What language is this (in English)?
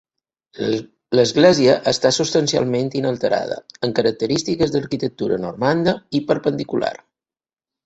Catalan